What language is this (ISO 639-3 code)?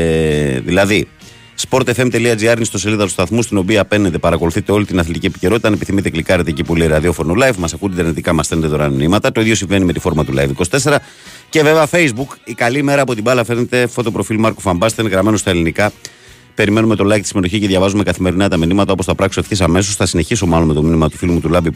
ell